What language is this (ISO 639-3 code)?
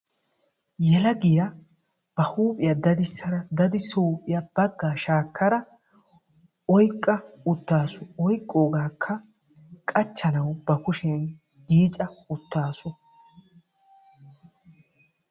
wal